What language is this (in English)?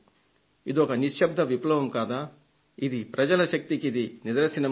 Telugu